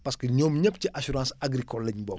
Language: Wolof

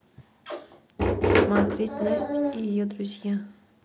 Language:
Russian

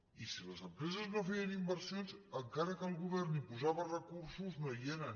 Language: Catalan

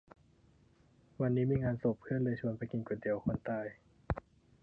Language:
Thai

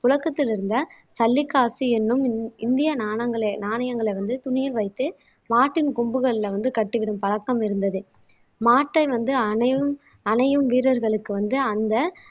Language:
Tamil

